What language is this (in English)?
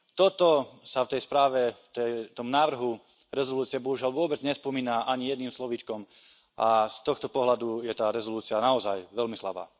Slovak